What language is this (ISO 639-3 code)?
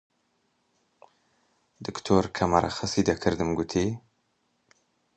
ckb